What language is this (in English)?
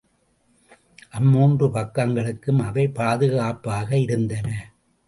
Tamil